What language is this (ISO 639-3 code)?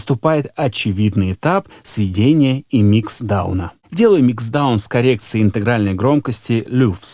rus